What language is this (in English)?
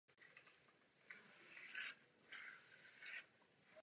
Czech